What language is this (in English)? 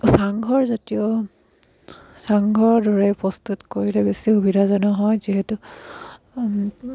Assamese